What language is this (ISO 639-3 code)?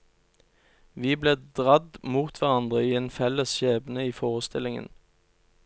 nor